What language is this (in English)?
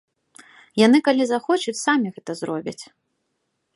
Belarusian